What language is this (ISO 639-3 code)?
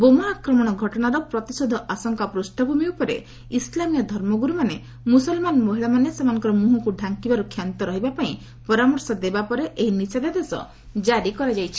ori